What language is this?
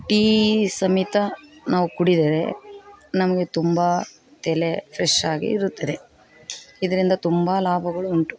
Kannada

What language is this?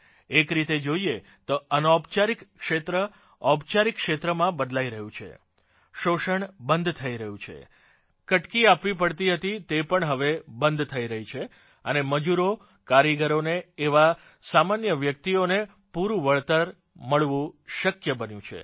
Gujarati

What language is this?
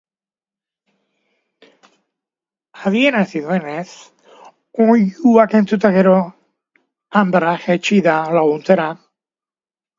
Basque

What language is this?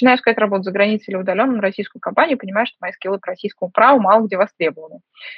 Russian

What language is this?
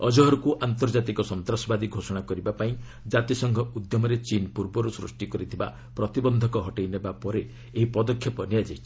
Odia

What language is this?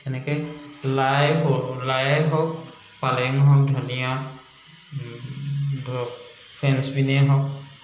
Assamese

